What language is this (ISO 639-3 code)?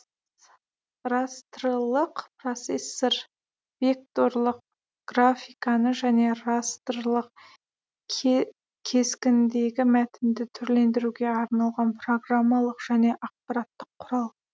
kaz